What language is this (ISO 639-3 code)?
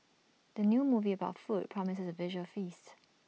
eng